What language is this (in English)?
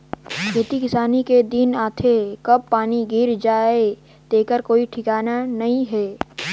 Chhattisgarhi